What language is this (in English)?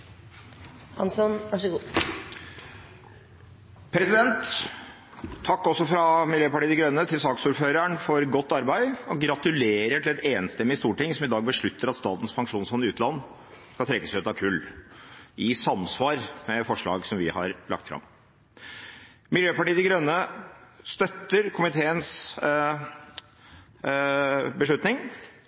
Norwegian Bokmål